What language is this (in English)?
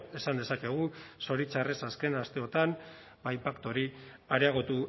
Basque